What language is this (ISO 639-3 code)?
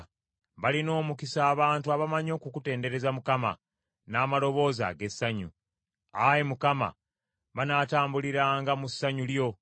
lug